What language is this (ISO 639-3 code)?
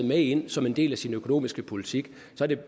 dan